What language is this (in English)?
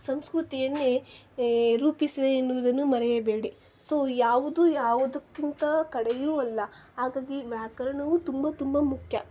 Kannada